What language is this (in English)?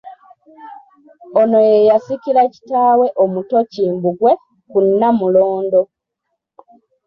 Ganda